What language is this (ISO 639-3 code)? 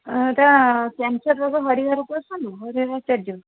ori